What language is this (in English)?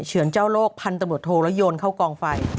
Thai